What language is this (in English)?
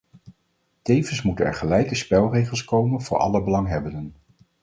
Dutch